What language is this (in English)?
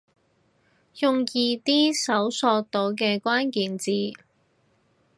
Cantonese